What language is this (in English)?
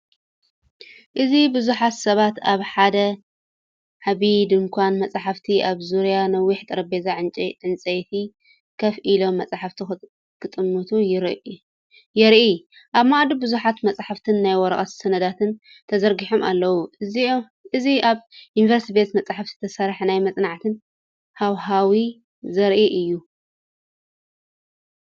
Tigrinya